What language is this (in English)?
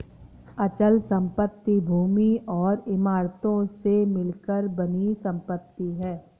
Hindi